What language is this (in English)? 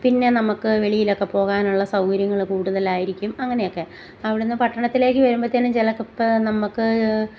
Malayalam